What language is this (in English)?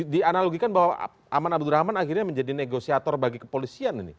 Indonesian